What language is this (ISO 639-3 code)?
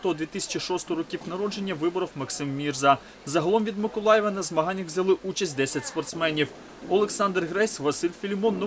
ukr